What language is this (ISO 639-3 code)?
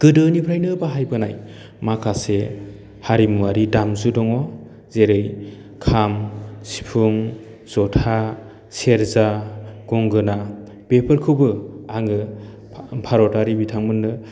brx